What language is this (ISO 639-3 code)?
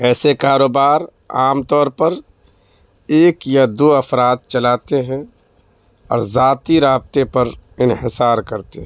urd